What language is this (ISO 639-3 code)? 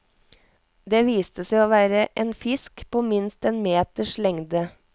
nor